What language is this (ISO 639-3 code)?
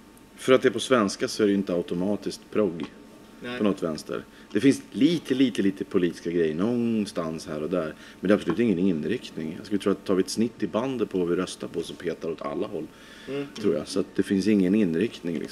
swe